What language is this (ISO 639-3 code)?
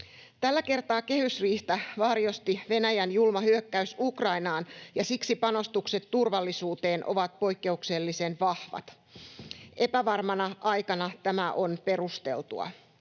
fin